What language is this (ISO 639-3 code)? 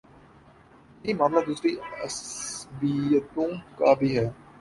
urd